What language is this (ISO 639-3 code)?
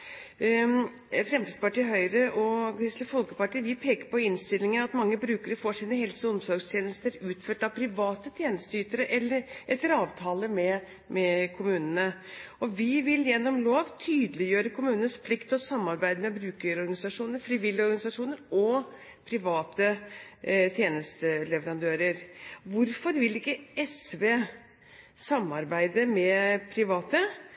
nob